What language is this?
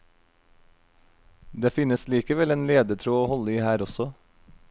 Norwegian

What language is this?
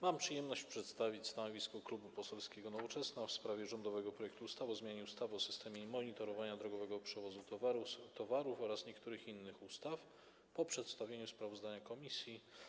Polish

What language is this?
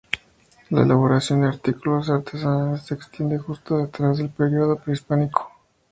Spanish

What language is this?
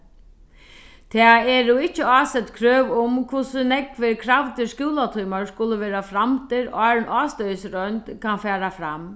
Faroese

